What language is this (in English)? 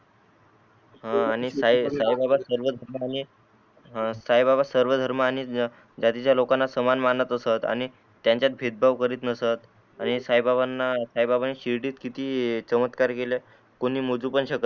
Marathi